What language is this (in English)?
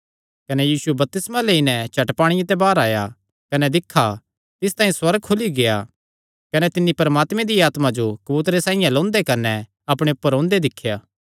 Kangri